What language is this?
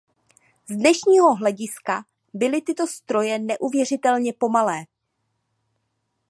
Czech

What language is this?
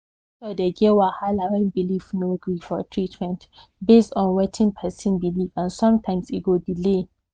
Nigerian Pidgin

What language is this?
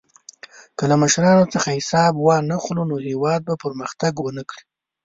Pashto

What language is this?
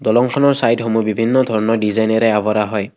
Assamese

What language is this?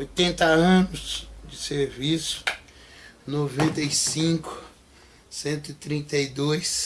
Portuguese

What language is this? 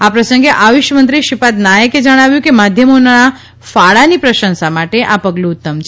Gujarati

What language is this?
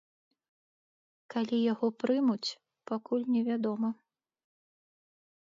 Belarusian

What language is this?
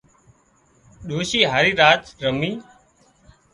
Wadiyara Koli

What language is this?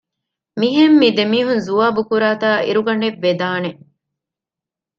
Divehi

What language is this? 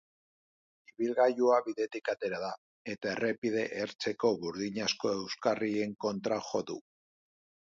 Basque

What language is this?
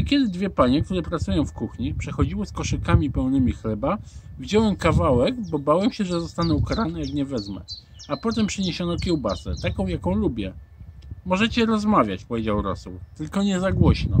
Polish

